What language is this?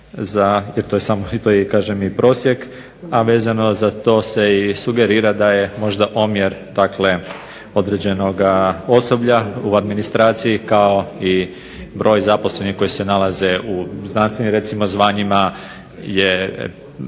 Croatian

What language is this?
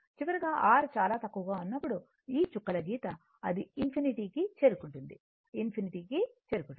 Telugu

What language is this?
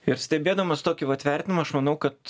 Lithuanian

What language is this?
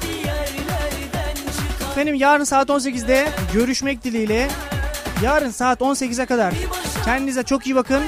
Turkish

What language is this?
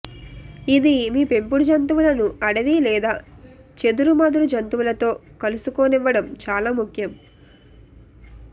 Telugu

